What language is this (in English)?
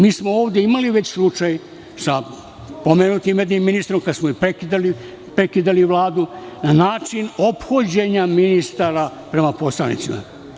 Serbian